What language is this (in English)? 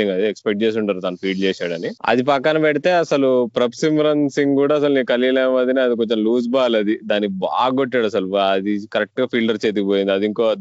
Telugu